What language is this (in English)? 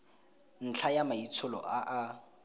Tswana